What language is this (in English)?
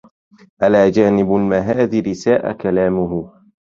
Arabic